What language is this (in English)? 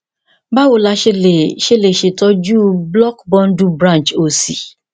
Yoruba